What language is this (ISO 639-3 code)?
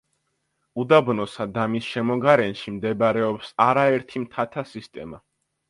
kat